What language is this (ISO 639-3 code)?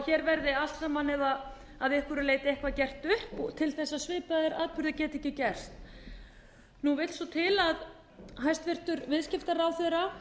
isl